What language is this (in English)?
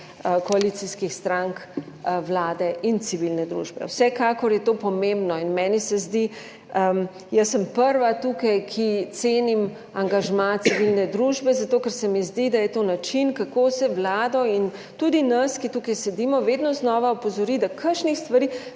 Slovenian